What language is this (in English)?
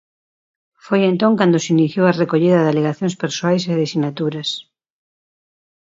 Galician